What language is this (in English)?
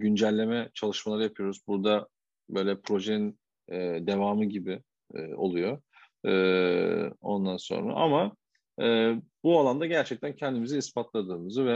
Turkish